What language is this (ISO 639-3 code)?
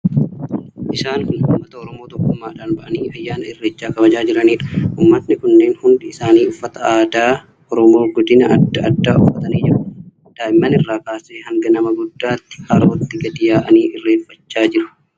orm